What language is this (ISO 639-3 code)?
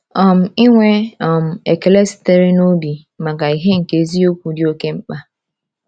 ibo